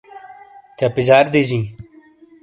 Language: Shina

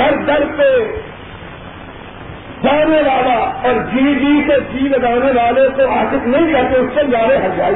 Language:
Urdu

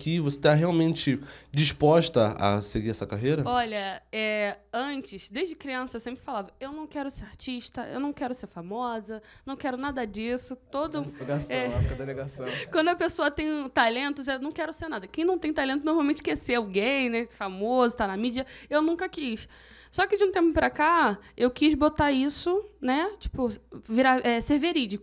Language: Portuguese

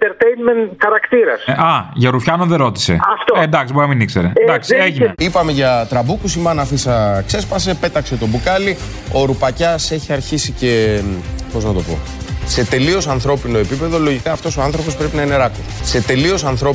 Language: Greek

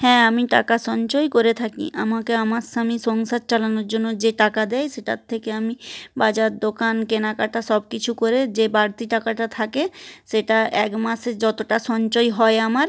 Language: Bangla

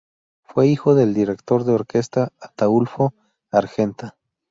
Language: Spanish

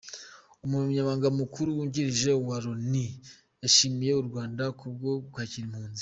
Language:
Kinyarwanda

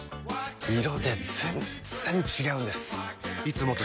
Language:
Japanese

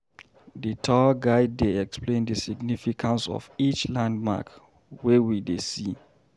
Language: Nigerian Pidgin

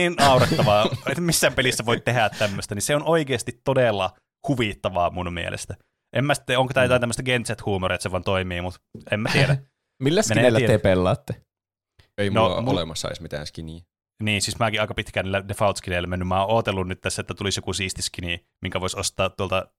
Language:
Finnish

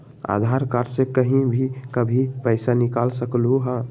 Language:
Magahi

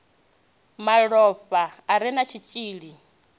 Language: Venda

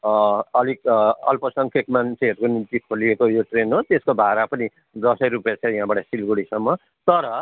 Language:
Nepali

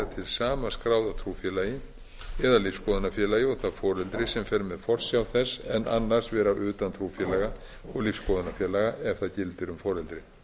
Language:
Icelandic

